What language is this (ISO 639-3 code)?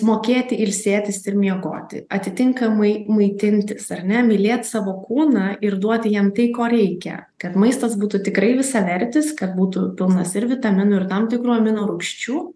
lit